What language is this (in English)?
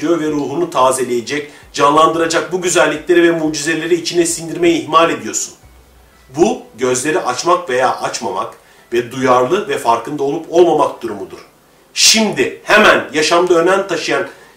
Turkish